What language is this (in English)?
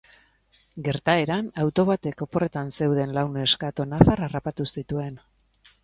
Basque